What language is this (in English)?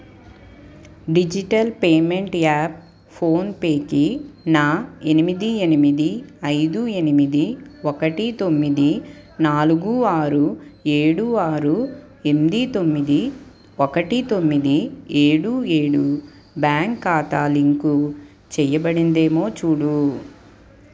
Telugu